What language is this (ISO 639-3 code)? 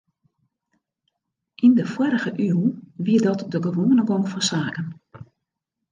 fry